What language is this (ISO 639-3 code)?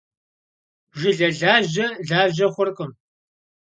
kbd